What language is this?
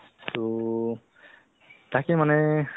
Assamese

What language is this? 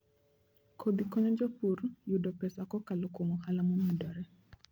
Luo (Kenya and Tanzania)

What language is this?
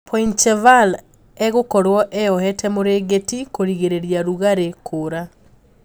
Kikuyu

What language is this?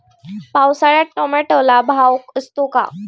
Marathi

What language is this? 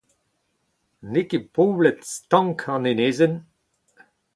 Breton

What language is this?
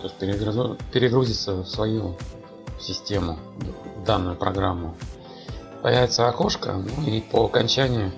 Russian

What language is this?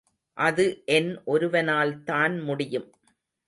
Tamil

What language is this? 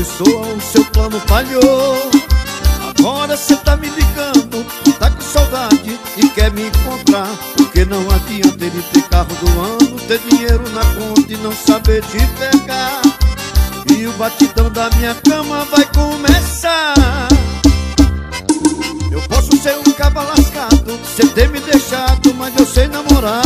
Portuguese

